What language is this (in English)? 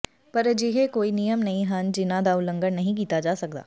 Punjabi